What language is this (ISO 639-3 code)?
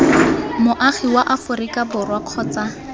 tsn